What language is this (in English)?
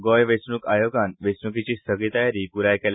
Konkani